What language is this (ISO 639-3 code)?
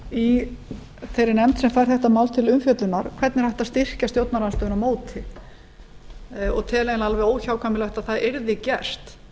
isl